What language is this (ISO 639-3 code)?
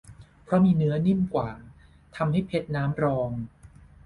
tha